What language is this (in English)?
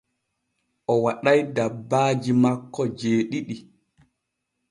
Borgu Fulfulde